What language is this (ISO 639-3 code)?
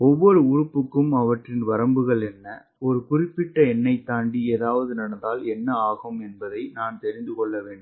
tam